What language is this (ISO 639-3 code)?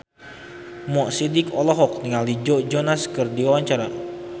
sun